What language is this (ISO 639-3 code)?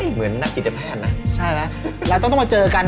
tha